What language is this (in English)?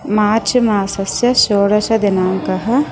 Sanskrit